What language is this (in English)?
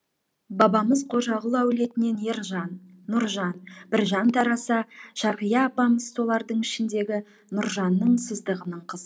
Kazakh